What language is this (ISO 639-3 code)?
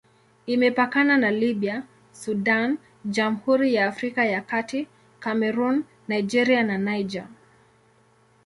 swa